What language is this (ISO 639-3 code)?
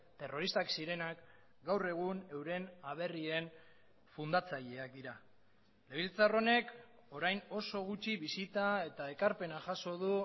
eus